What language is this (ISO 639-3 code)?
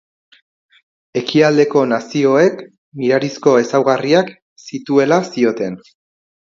eus